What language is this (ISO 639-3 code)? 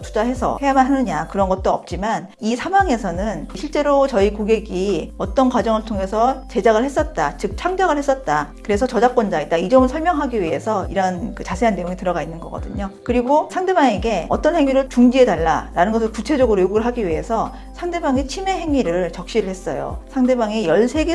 kor